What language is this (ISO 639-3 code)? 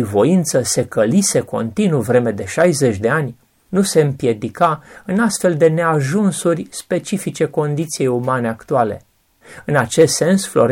ron